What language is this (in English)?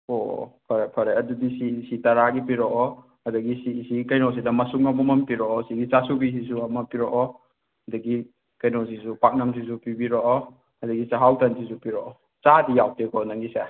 Manipuri